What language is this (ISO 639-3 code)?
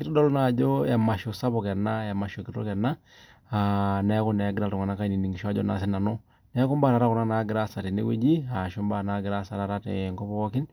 mas